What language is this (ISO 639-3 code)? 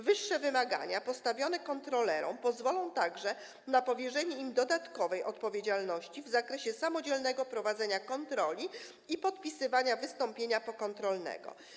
pol